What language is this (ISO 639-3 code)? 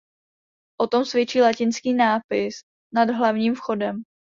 ces